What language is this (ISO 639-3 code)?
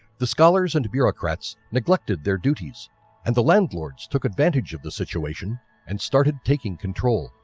eng